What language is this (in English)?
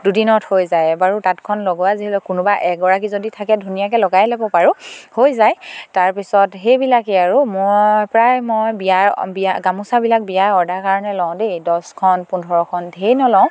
Assamese